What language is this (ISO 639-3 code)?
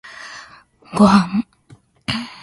jpn